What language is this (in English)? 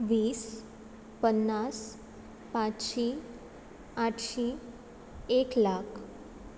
Konkani